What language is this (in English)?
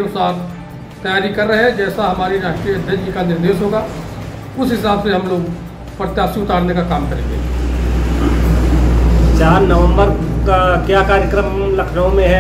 Hindi